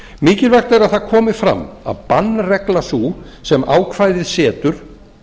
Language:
Icelandic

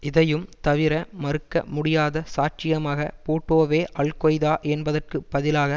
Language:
Tamil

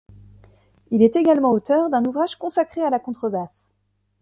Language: French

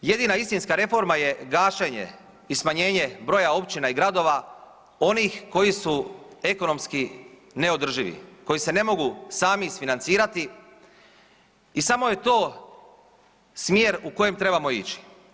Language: Croatian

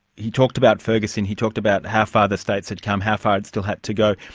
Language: English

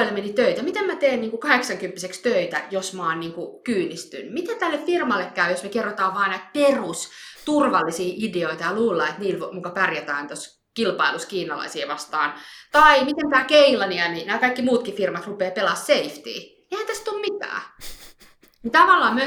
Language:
Finnish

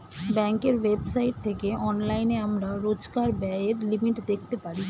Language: Bangla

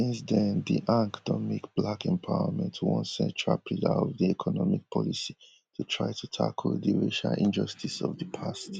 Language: Nigerian Pidgin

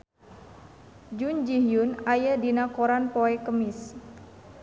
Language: Sundanese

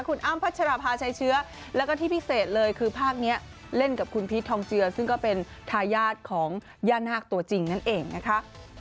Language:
Thai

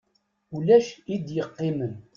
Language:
Kabyle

